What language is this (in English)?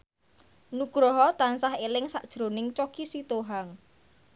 Javanese